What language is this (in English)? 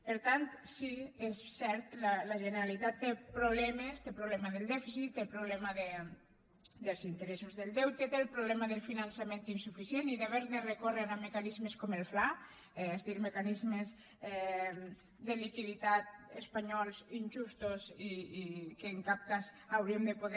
Catalan